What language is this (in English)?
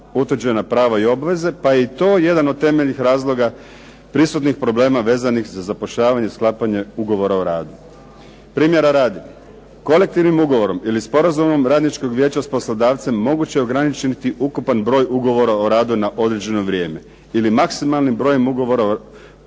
Croatian